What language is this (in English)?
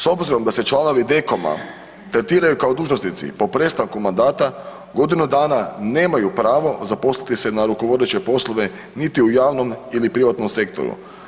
Croatian